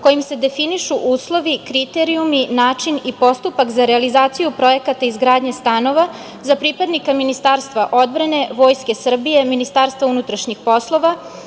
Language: Serbian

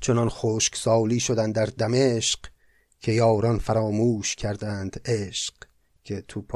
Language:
Persian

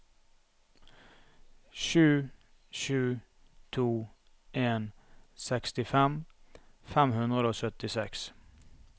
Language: Norwegian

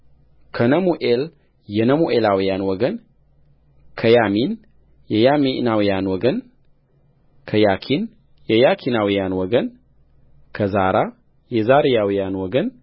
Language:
Amharic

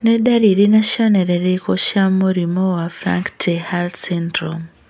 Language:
Kikuyu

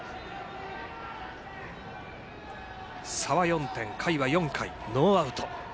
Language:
Japanese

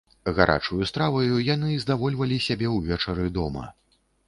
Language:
Belarusian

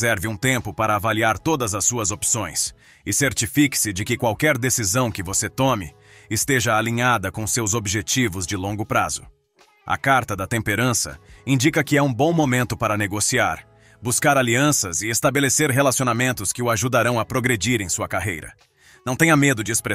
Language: Portuguese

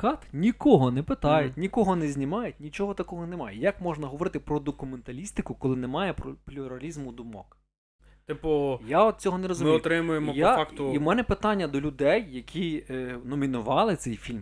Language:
Ukrainian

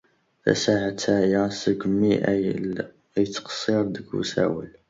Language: Kabyle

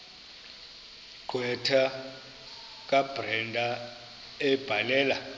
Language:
Xhosa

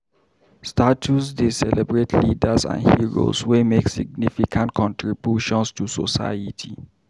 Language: Nigerian Pidgin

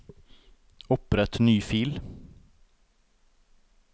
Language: Norwegian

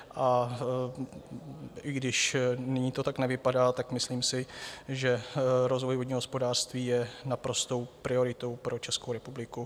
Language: Czech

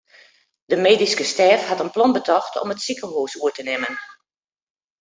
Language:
Western Frisian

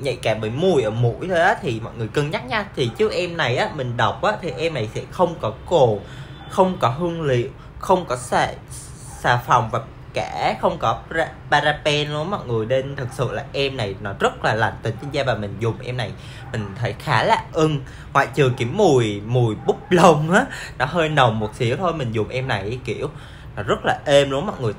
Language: Vietnamese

